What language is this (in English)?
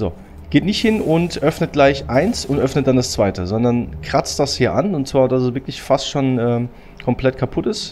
German